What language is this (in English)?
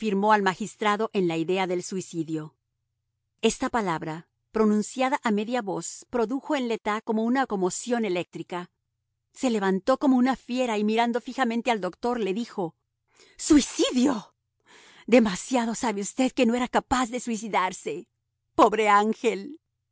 Spanish